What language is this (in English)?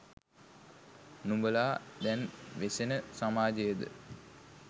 Sinhala